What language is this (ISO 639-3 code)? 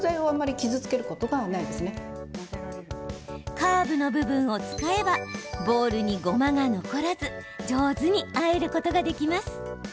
jpn